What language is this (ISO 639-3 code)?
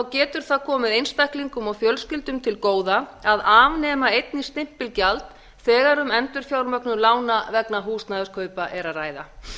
isl